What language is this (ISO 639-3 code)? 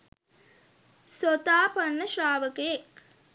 sin